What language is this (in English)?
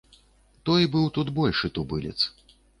Belarusian